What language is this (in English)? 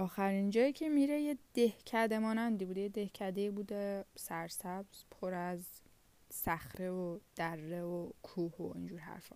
Persian